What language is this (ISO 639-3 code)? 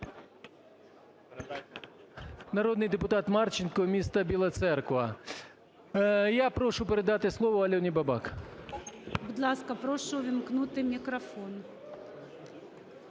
ukr